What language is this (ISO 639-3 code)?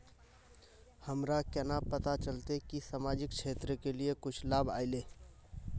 mag